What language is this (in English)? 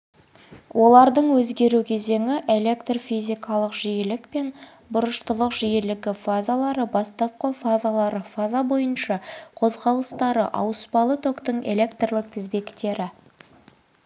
Kazakh